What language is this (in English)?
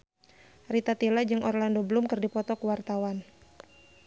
Sundanese